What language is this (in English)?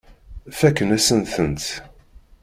Kabyle